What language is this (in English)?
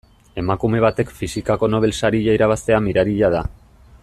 Basque